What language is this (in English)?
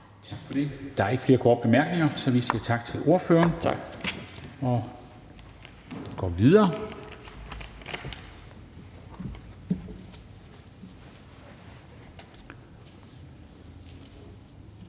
Danish